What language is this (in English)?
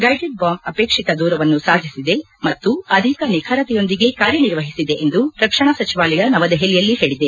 Kannada